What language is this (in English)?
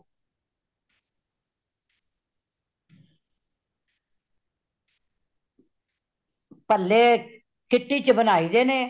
Punjabi